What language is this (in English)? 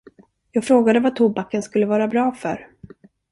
Swedish